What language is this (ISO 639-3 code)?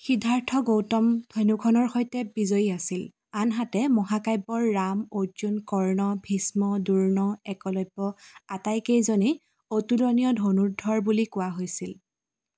asm